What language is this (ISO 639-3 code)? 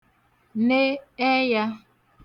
ibo